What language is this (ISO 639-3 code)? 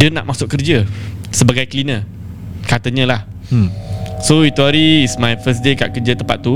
msa